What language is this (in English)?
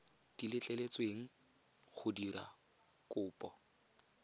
Tswana